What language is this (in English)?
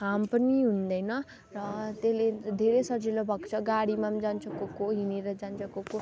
Nepali